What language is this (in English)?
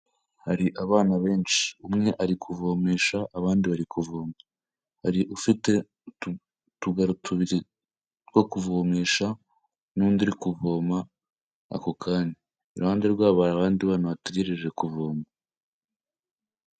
Kinyarwanda